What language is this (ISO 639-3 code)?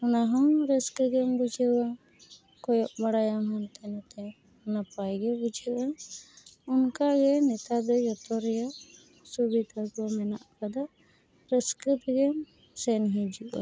sat